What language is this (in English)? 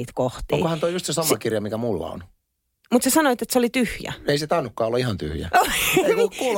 Finnish